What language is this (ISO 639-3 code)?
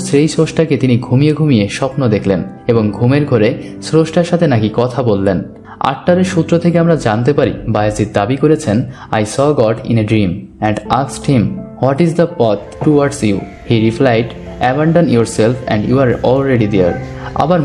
ben